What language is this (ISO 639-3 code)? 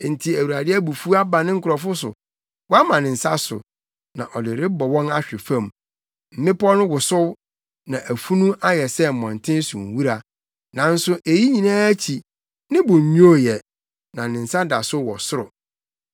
aka